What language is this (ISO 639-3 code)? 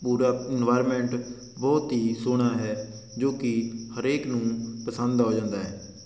pan